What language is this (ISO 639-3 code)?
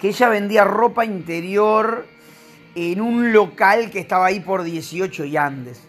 spa